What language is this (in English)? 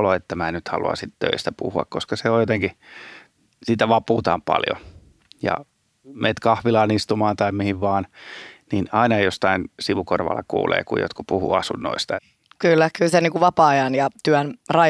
Finnish